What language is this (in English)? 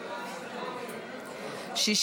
Hebrew